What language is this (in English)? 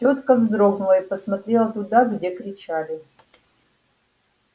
Russian